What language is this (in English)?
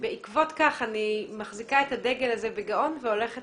Hebrew